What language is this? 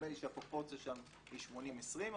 Hebrew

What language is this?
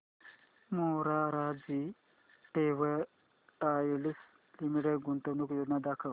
Marathi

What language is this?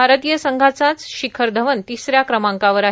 Marathi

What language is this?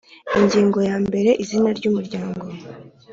Kinyarwanda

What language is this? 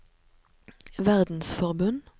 Norwegian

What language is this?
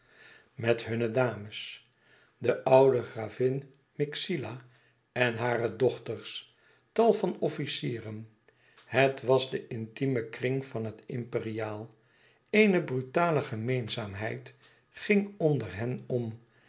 Dutch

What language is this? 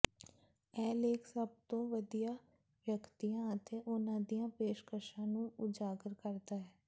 Punjabi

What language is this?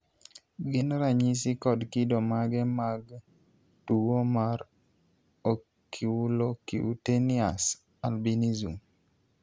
Luo (Kenya and Tanzania)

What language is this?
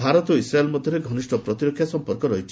Odia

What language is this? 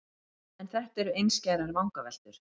Icelandic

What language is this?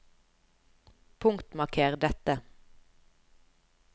Norwegian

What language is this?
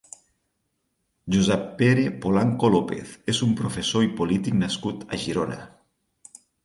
Catalan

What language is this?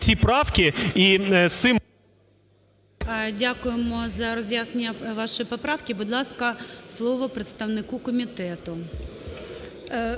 Ukrainian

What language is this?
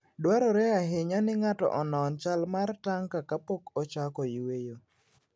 Luo (Kenya and Tanzania)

